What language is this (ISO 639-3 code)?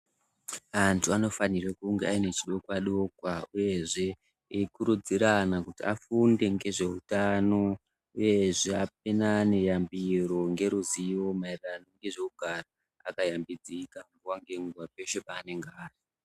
ndc